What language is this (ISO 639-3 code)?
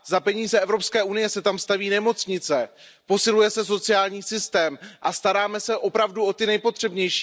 ces